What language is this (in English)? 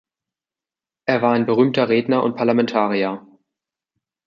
German